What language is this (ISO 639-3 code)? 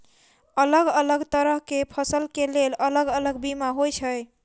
mai